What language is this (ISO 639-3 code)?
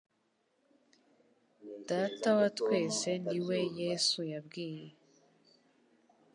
kin